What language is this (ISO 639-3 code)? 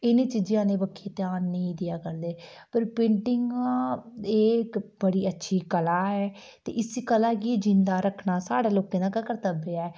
doi